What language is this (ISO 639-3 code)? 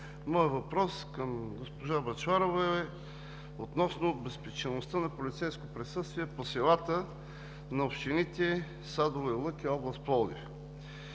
bul